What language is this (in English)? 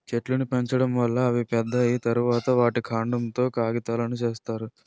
Telugu